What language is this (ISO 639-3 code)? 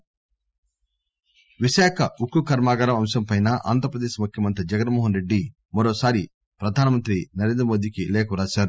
tel